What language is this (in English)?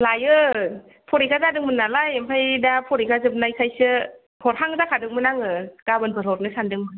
Bodo